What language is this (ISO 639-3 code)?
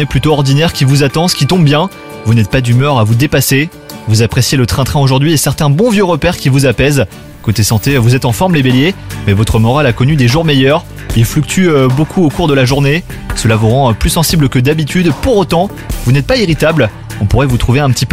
fra